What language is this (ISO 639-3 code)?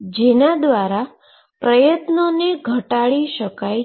guj